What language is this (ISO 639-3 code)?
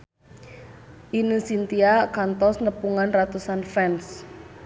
sun